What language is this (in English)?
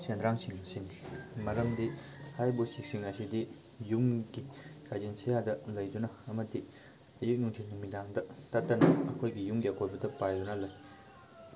Manipuri